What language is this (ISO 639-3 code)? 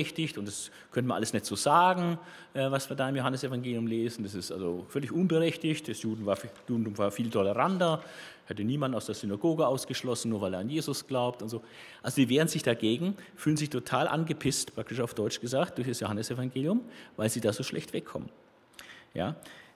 deu